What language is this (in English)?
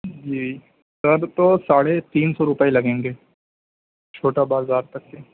Urdu